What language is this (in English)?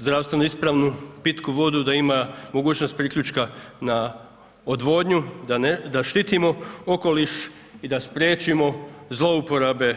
Croatian